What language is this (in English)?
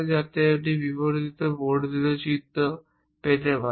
Bangla